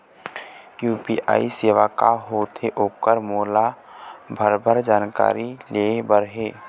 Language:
Chhattisgarhi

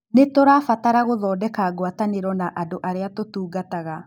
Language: Kikuyu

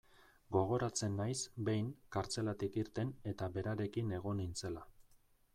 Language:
Basque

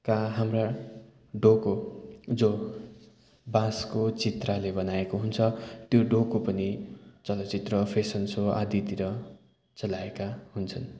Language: Nepali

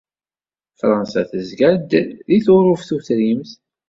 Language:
Kabyle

